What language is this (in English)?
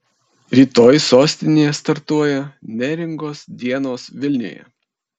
Lithuanian